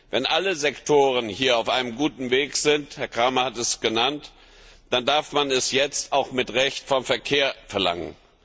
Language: German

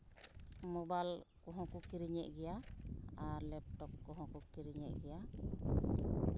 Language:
Santali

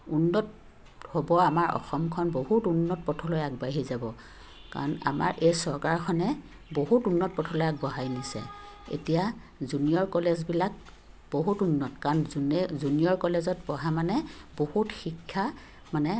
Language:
Assamese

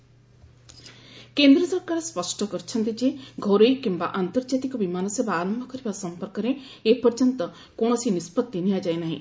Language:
Odia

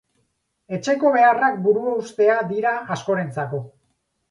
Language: Basque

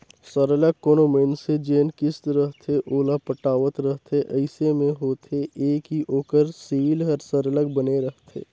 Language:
Chhattisgarhi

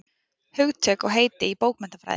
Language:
Icelandic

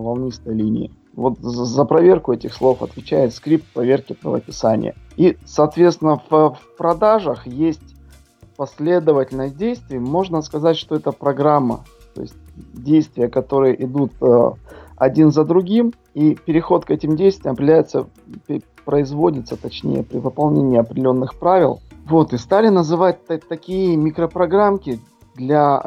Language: Russian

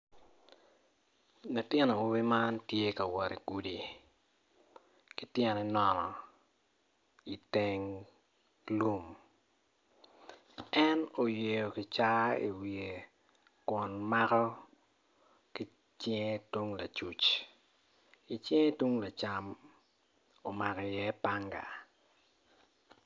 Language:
Acoli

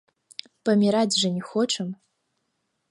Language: Belarusian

